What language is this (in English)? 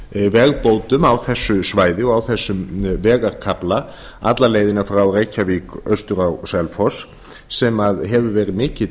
Icelandic